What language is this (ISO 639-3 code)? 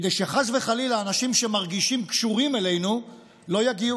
heb